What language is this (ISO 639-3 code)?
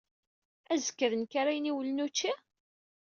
kab